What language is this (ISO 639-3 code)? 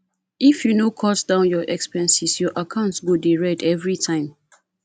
pcm